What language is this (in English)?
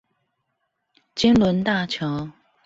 Chinese